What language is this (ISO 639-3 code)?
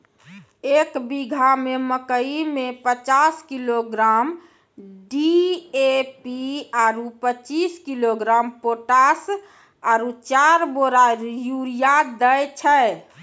mai